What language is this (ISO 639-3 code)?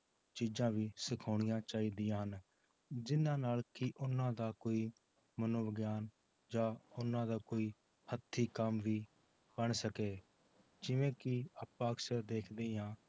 pan